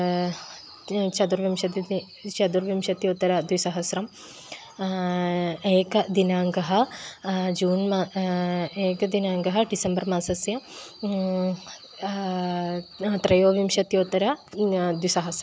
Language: Sanskrit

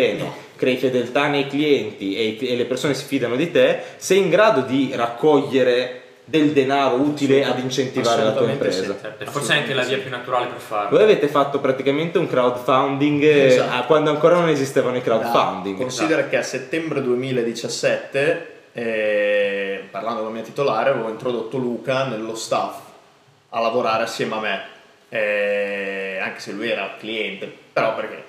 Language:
Italian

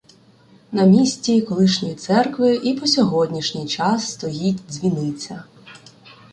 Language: Ukrainian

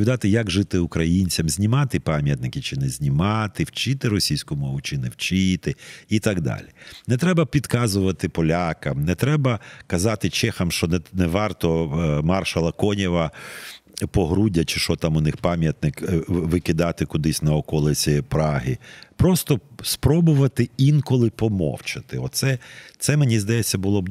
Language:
Ukrainian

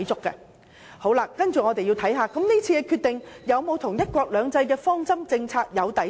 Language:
Cantonese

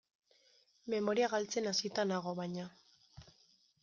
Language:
Basque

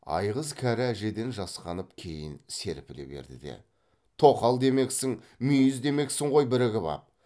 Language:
Kazakh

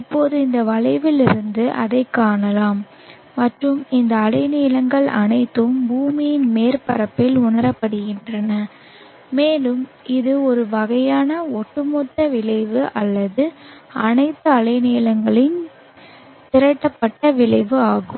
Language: Tamil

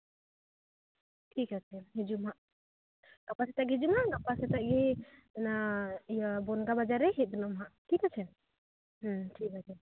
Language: Santali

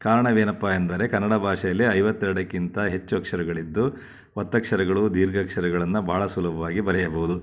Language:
Kannada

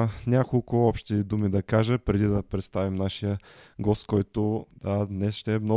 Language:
Bulgarian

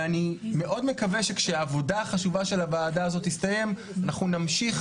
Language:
Hebrew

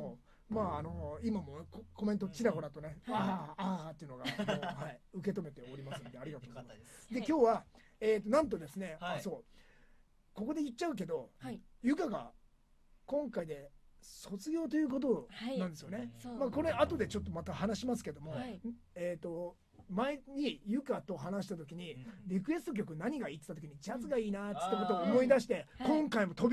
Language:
Japanese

